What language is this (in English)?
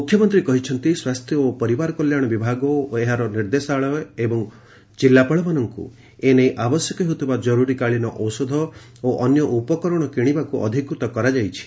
Odia